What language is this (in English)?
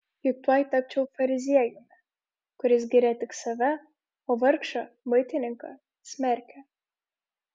Lithuanian